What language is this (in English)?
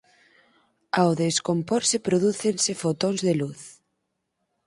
Galician